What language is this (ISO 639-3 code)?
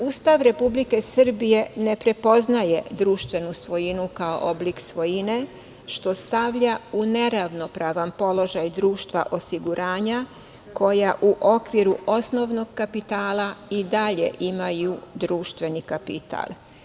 srp